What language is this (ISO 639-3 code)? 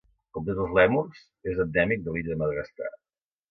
cat